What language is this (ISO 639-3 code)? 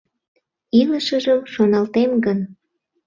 chm